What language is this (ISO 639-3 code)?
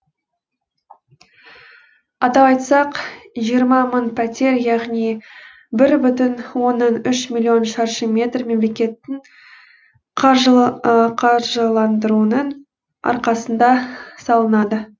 kaz